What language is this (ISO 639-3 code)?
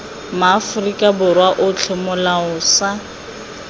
tsn